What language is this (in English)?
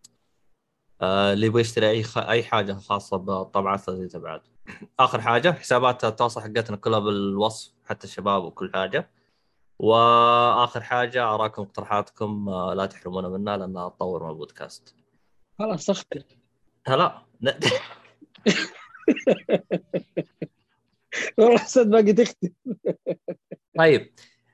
Arabic